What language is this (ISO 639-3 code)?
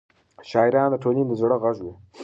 pus